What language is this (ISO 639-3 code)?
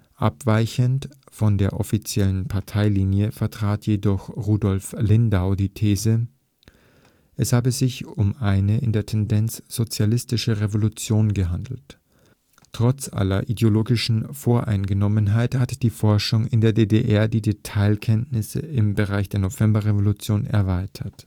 deu